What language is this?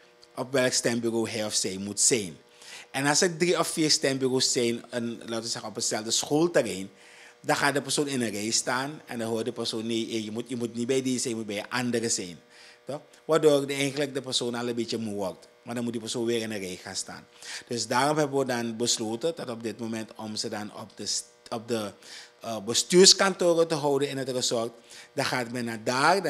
Dutch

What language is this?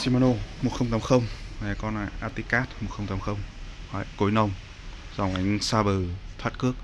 Vietnamese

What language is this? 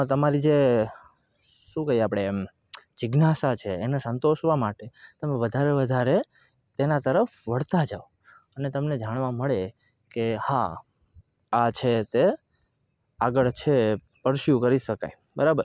Gujarati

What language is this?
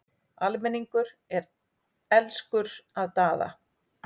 Icelandic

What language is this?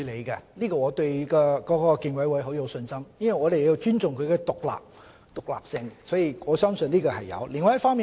Cantonese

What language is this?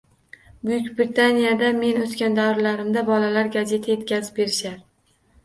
Uzbek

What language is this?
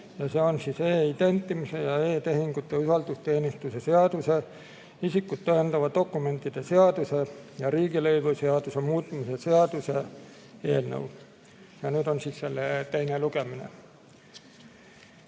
Estonian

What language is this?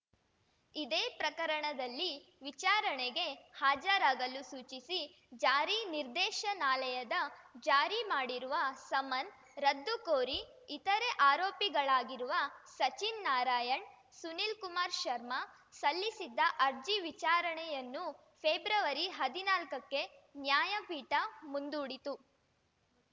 Kannada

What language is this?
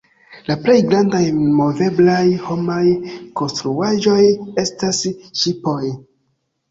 Esperanto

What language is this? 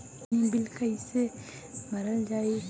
Bhojpuri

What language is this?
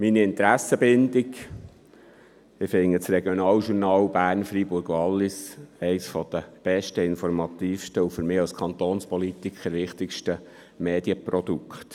Swiss German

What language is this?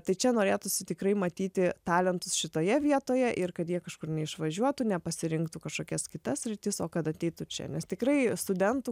Lithuanian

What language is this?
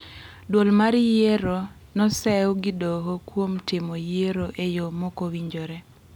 Luo (Kenya and Tanzania)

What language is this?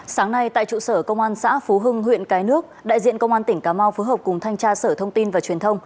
Vietnamese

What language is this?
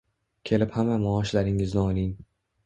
Uzbek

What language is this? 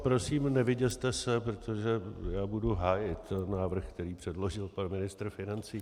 Czech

